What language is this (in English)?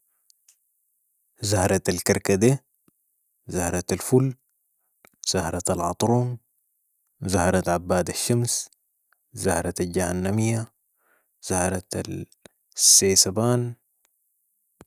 Sudanese Arabic